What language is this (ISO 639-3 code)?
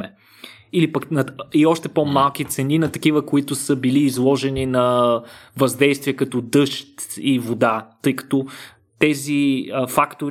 bul